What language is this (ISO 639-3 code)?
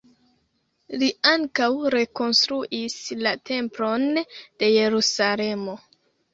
epo